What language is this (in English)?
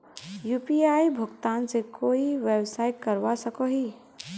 Magahi